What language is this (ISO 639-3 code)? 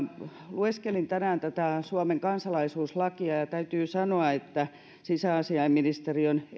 fin